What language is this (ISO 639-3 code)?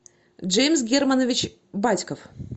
rus